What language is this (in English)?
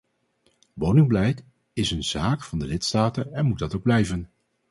Dutch